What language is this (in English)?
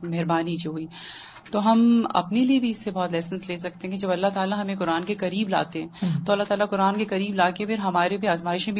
Urdu